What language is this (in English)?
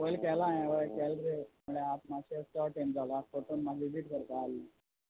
Konkani